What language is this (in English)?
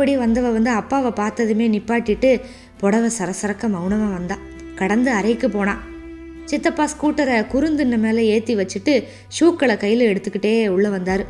Tamil